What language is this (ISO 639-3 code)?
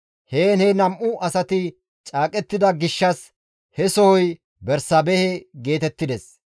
gmv